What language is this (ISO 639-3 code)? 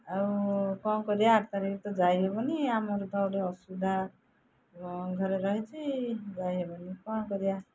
ori